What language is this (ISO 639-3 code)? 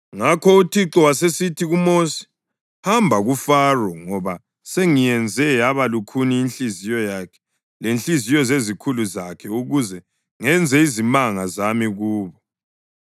nde